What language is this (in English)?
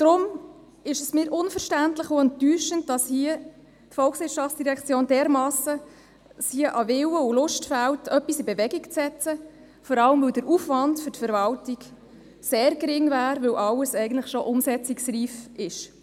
Swiss German